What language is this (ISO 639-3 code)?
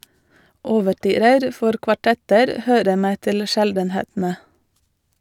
nor